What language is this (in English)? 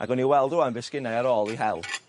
Welsh